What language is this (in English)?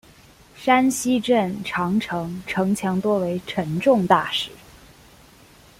Chinese